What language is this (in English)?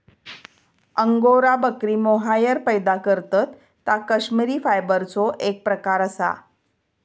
Marathi